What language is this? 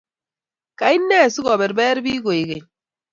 Kalenjin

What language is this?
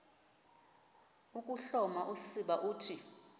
Xhosa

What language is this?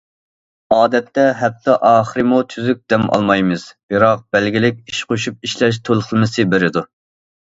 Uyghur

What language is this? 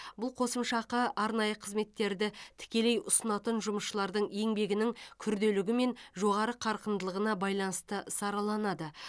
Kazakh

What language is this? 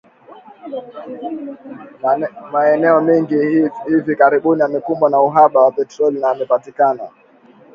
Swahili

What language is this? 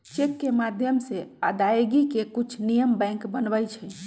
Magahi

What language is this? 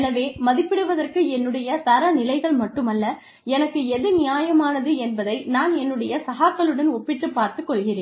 Tamil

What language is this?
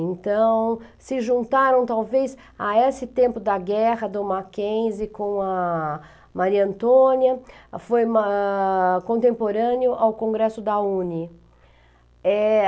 Portuguese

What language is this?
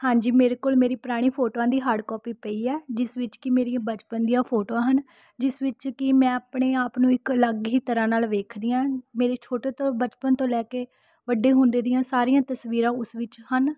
Punjabi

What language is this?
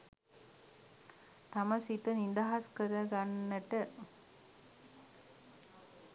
Sinhala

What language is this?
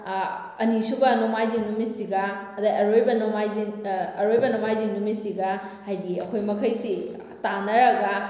Manipuri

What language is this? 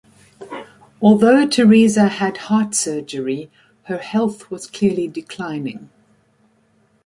English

